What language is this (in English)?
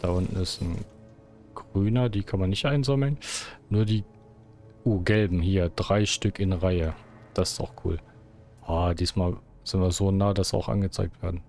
German